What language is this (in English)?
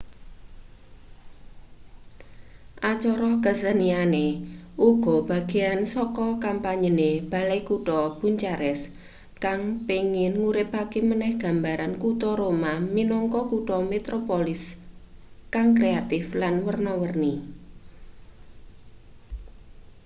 Javanese